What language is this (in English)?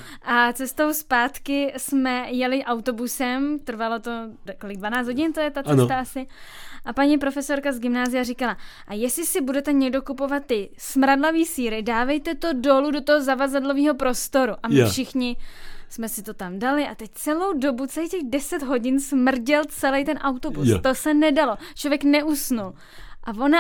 Czech